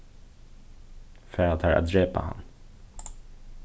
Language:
Faroese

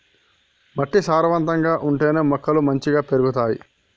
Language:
Telugu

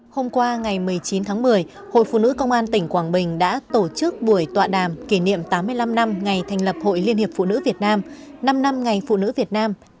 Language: Vietnamese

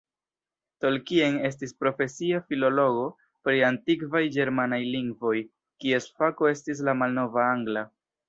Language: Esperanto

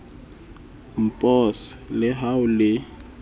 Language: Southern Sotho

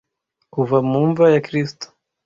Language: Kinyarwanda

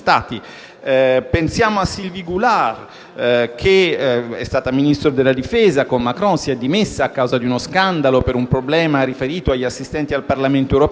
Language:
Italian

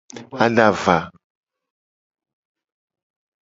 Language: Gen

